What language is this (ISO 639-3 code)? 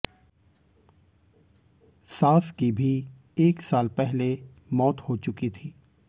hin